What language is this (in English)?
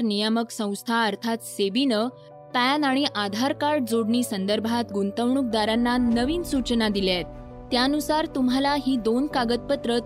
Marathi